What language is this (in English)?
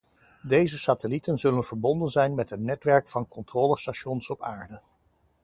Dutch